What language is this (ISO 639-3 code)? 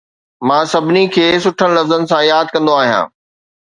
snd